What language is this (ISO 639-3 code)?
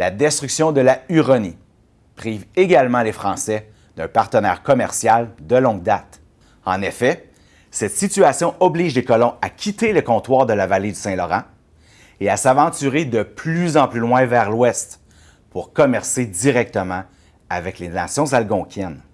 fra